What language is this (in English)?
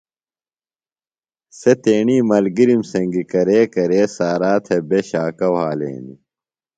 Phalura